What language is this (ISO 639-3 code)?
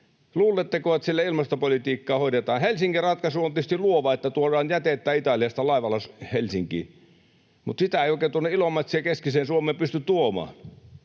fin